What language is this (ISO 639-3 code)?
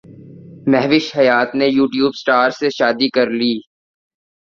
urd